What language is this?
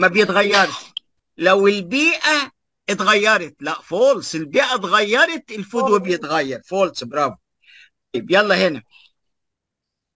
Arabic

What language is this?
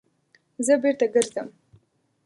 Pashto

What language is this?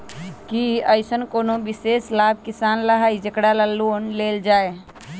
Magahi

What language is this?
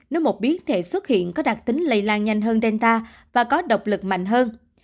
Vietnamese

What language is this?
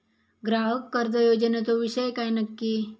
Marathi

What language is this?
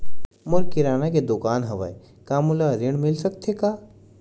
Chhattisgarhi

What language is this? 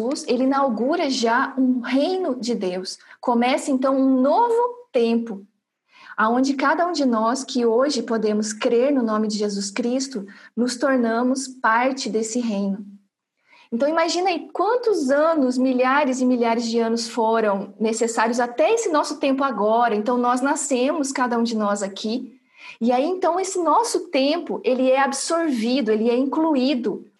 Portuguese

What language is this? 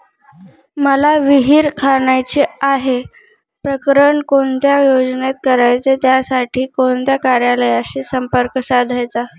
Marathi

